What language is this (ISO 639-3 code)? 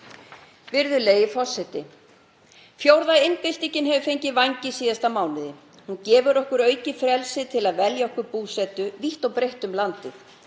isl